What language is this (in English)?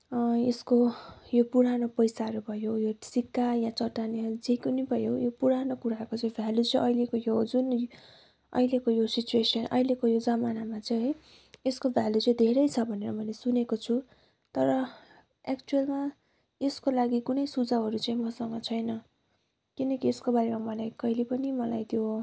Nepali